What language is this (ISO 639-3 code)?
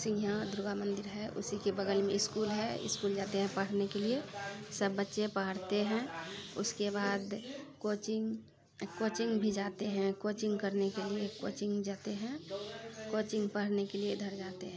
mai